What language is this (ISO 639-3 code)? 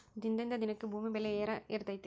kan